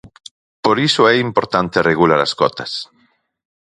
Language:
Galician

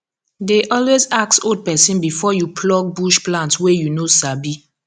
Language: Nigerian Pidgin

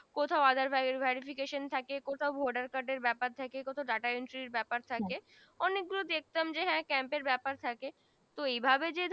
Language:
Bangla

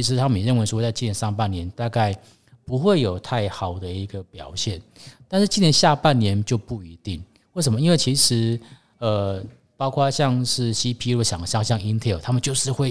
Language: Chinese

